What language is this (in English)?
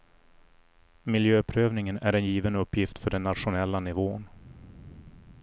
Swedish